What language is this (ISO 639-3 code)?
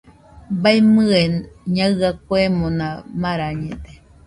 hux